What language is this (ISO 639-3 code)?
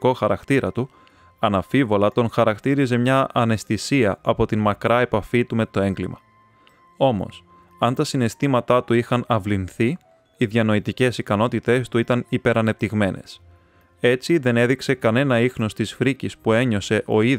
ell